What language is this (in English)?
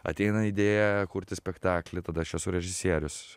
Lithuanian